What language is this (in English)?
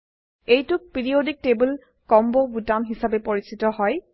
Assamese